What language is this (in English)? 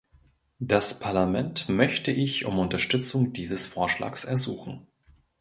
German